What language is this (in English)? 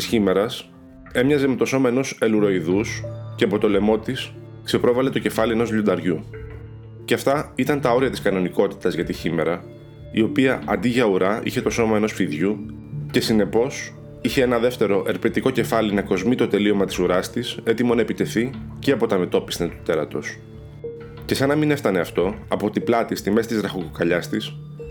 Greek